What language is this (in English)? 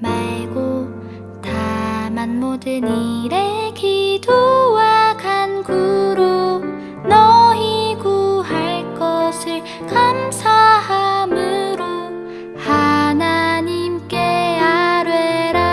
Korean